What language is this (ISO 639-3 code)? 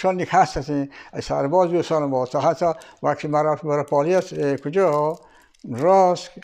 fas